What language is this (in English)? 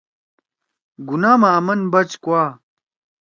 Torwali